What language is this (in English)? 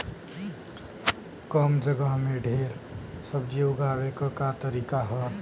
Bhojpuri